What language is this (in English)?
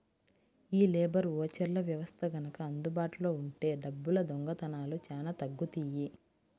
Telugu